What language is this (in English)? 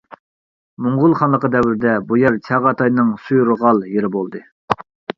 Uyghur